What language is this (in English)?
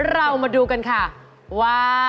Thai